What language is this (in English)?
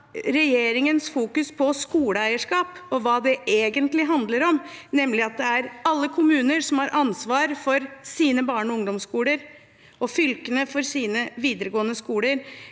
Norwegian